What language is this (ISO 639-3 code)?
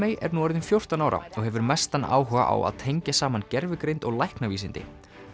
isl